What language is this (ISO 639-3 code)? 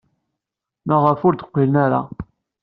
kab